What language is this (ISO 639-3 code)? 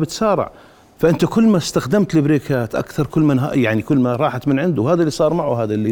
ara